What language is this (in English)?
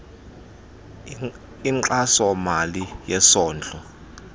Xhosa